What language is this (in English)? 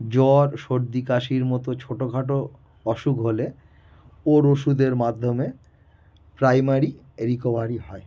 Bangla